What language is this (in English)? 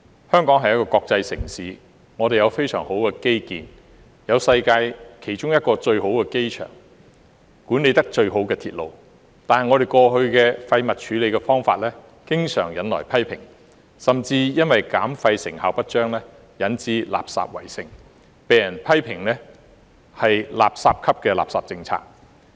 Cantonese